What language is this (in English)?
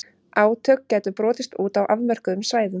Icelandic